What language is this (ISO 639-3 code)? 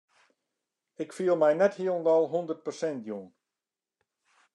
fry